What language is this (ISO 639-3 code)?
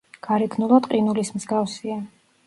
kat